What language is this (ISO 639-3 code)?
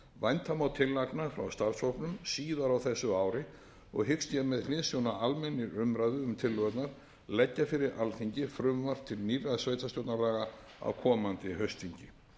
isl